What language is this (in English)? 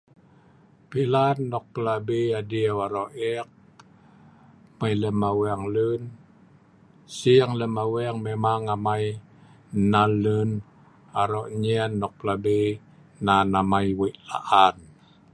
Sa'ban